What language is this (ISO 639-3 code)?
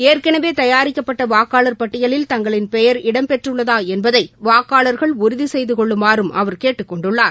tam